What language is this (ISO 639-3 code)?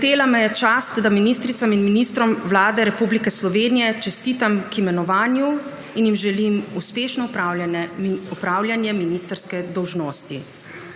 slv